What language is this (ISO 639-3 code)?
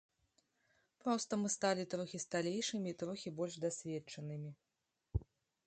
bel